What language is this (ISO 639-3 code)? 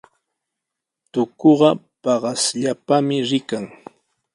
qws